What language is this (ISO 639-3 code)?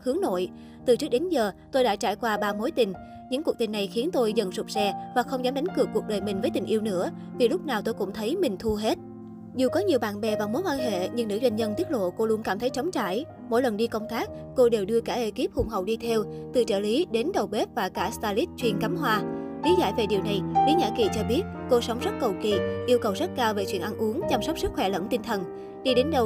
vie